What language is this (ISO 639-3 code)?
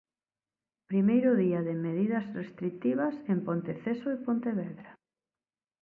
glg